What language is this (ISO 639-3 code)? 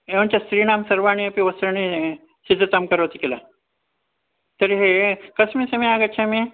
san